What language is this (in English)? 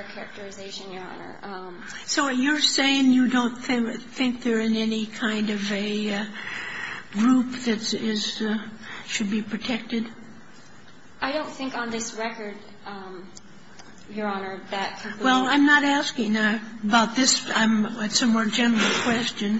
English